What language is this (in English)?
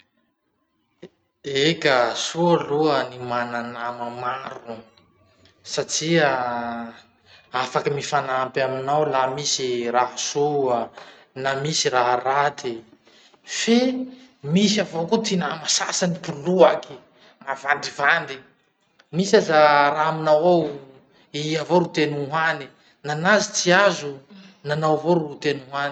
Masikoro Malagasy